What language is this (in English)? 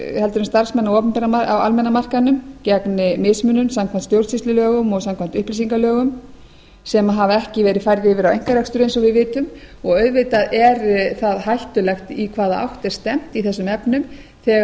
Icelandic